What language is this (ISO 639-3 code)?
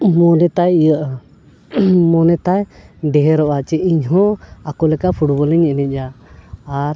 sat